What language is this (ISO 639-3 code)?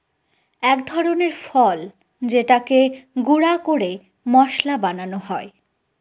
ben